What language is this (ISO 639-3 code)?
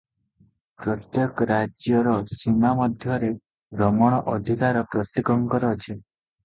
ori